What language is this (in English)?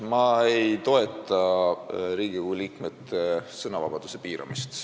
Estonian